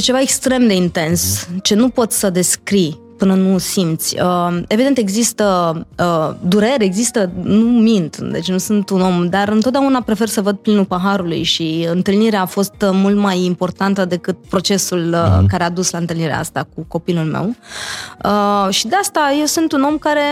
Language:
Romanian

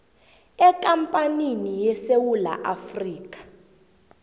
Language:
South Ndebele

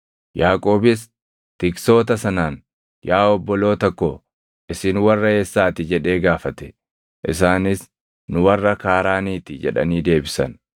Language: Oromo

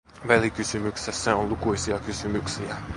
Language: Finnish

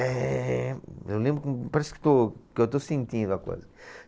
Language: Portuguese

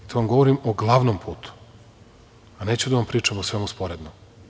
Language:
Serbian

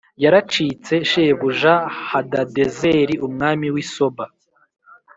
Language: Kinyarwanda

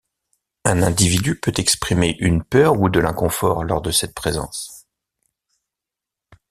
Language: French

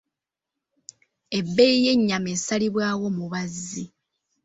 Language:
Ganda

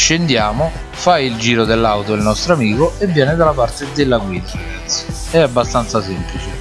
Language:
Italian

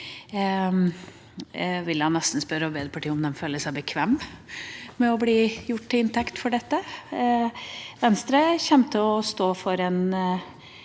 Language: Norwegian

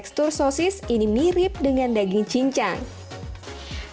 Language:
Indonesian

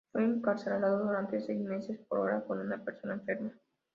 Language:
Spanish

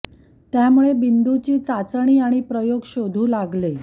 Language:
Marathi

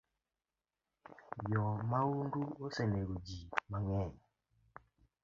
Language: Luo (Kenya and Tanzania)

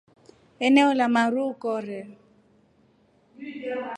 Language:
Rombo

